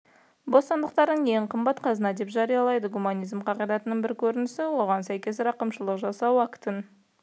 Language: Kazakh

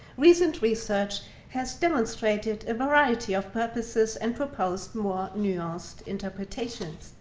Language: English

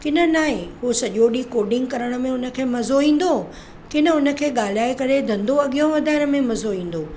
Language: Sindhi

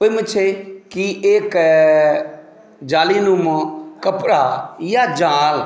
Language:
Maithili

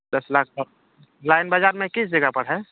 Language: Urdu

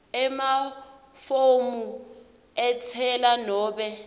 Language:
Swati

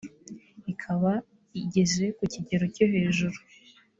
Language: Kinyarwanda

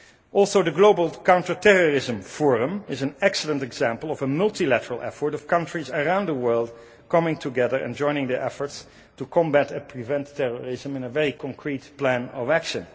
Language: English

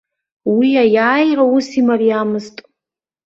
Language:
Abkhazian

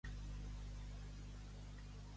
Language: Catalan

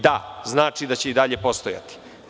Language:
Serbian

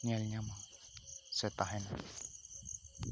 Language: Santali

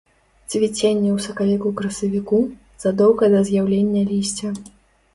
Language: Belarusian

